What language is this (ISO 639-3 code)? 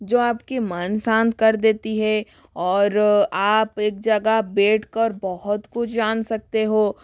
hin